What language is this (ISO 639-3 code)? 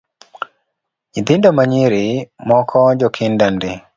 luo